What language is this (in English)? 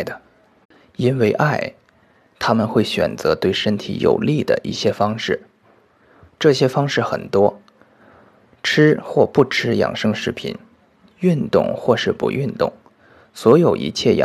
Chinese